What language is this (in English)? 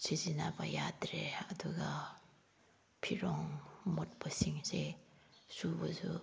Manipuri